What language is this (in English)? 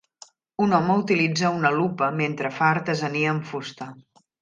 Catalan